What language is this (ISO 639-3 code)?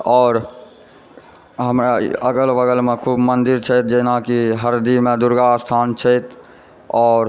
mai